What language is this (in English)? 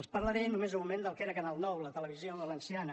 Catalan